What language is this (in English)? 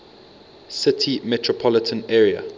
English